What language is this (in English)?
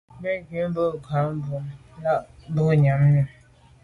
Medumba